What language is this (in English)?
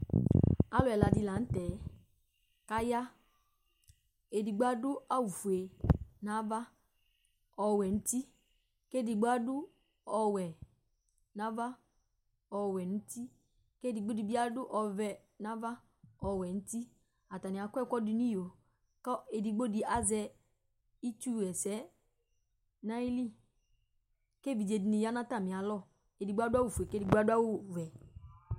Ikposo